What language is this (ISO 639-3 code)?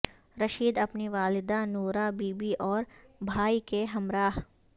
urd